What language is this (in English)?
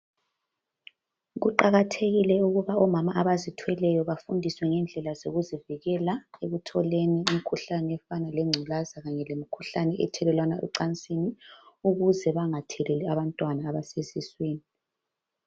North Ndebele